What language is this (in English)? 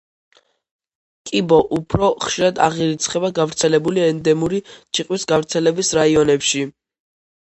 Georgian